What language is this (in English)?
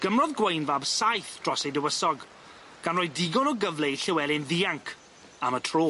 Welsh